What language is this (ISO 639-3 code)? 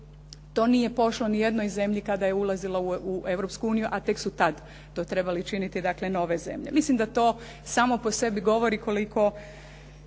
hrv